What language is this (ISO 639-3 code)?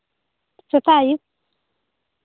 sat